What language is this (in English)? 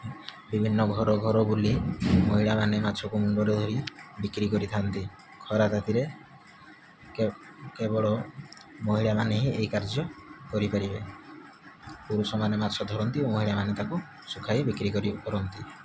Odia